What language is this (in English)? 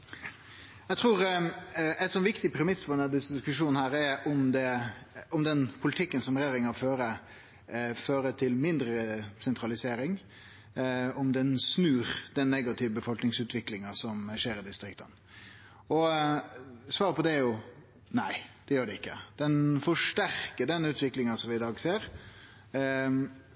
Norwegian Nynorsk